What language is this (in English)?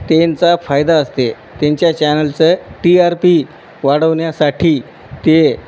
Marathi